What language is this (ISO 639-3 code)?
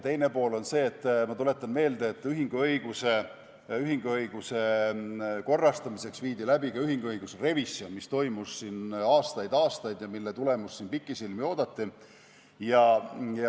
est